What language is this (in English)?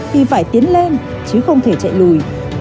Vietnamese